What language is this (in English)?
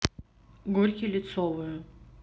Russian